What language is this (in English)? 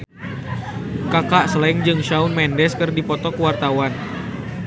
Sundanese